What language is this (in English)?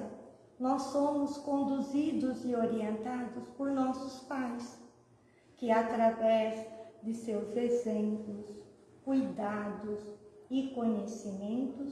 Portuguese